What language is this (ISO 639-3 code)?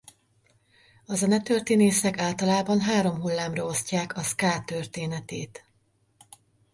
hun